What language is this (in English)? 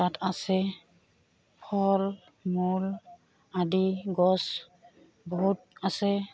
Assamese